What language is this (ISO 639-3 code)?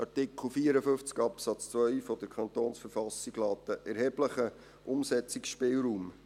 gsw